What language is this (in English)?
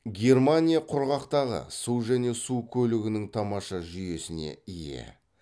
Kazakh